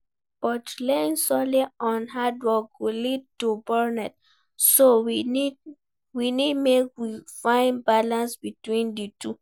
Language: Nigerian Pidgin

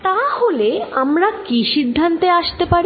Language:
Bangla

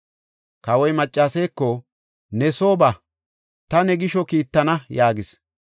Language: Gofa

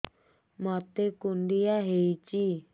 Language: Odia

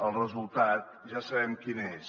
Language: Catalan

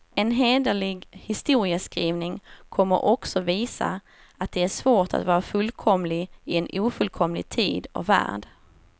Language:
Swedish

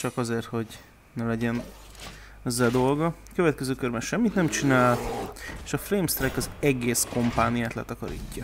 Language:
Hungarian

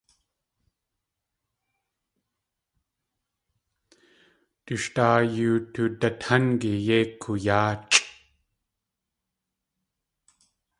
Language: Tlingit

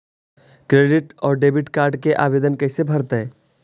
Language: Magahi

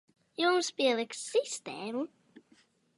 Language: Latvian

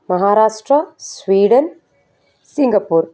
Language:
Telugu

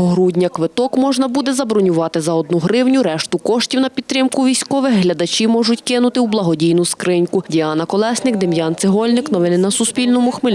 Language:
Ukrainian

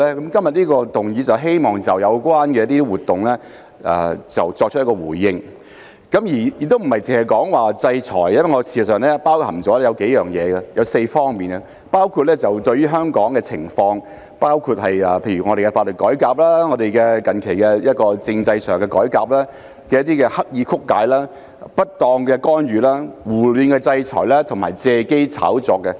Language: Cantonese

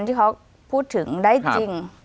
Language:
Thai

